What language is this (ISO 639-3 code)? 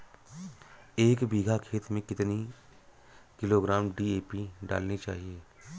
hin